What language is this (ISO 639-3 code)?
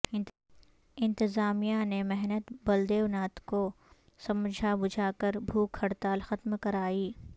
urd